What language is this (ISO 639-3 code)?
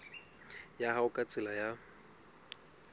sot